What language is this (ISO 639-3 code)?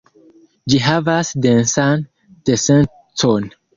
epo